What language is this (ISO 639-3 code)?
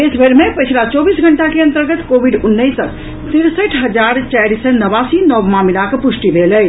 mai